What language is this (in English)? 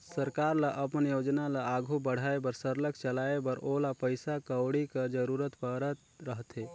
Chhattisgarhi